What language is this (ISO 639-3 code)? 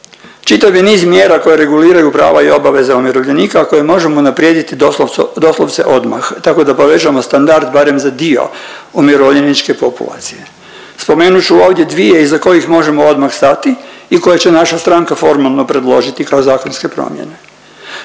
hrv